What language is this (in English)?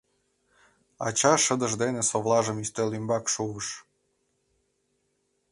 Mari